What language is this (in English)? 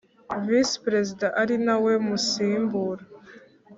Kinyarwanda